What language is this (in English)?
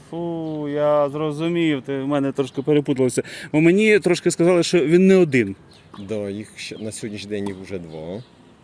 Ukrainian